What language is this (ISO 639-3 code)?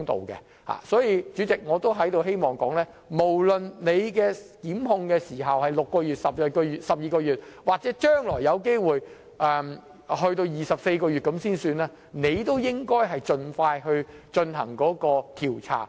yue